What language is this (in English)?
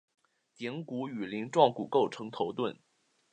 Chinese